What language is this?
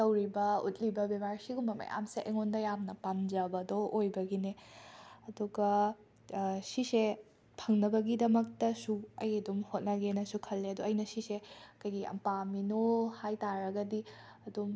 Manipuri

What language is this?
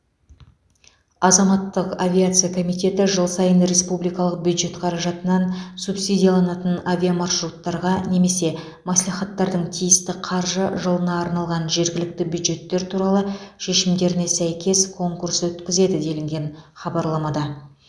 Kazakh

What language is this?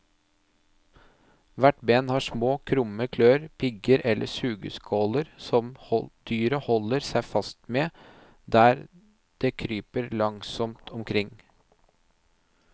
Norwegian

